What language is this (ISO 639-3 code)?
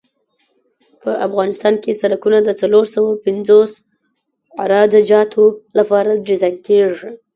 pus